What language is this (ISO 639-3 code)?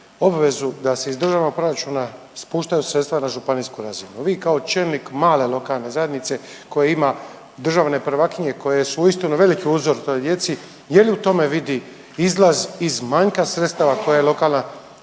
hrv